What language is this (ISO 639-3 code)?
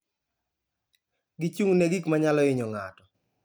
luo